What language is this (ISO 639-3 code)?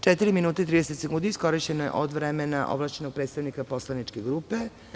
srp